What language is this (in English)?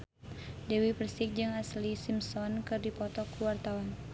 Sundanese